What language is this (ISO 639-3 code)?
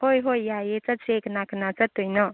mni